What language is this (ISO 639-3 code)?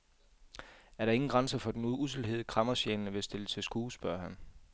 dan